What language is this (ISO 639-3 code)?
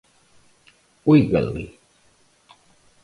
por